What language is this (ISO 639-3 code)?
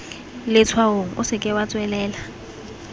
tsn